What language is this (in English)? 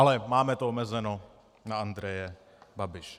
Czech